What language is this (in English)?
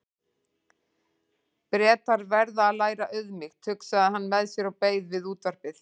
Icelandic